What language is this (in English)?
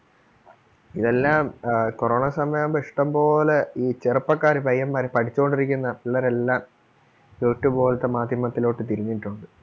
Malayalam